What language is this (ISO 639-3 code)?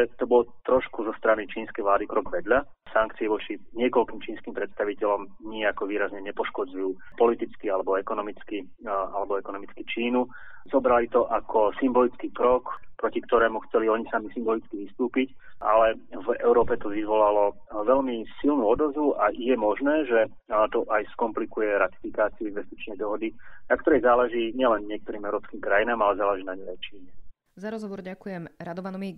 slk